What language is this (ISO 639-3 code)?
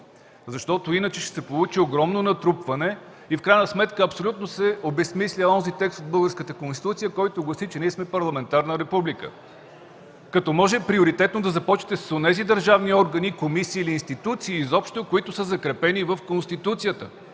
bul